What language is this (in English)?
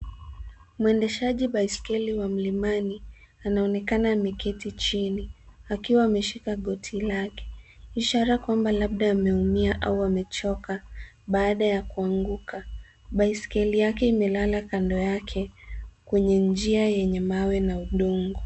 Swahili